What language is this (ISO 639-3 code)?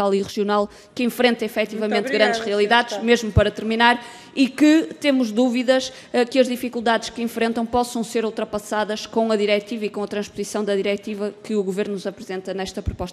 por